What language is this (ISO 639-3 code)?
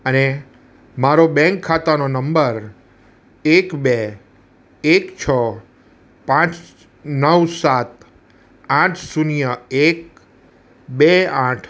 guj